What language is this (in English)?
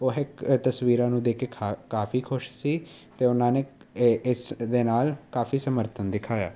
Punjabi